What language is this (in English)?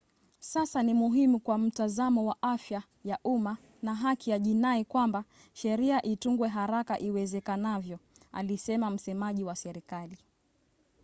Swahili